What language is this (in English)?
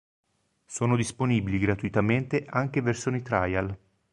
Italian